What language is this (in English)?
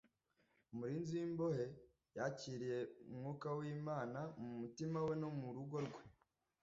Kinyarwanda